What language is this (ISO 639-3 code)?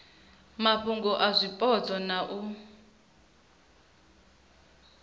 ven